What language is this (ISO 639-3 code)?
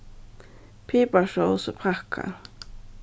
fao